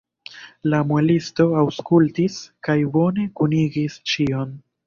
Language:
Esperanto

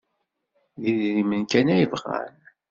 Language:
Kabyle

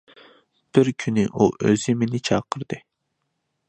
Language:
Uyghur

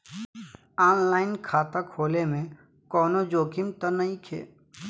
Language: Bhojpuri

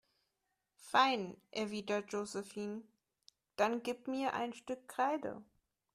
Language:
German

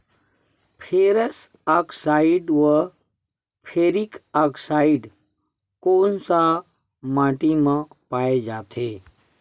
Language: Chhattisgarhi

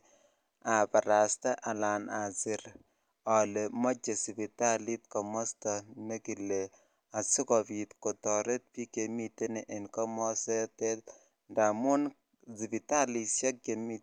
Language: Kalenjin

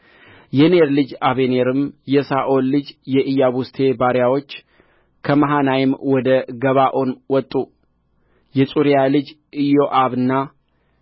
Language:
Amharic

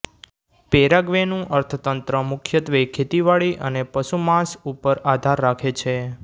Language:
Gujarati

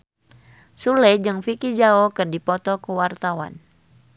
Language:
Sundanese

